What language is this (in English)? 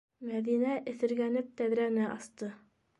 Bashkir